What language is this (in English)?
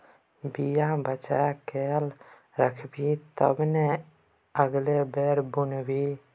Maithili